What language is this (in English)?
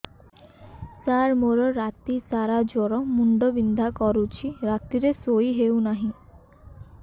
Odia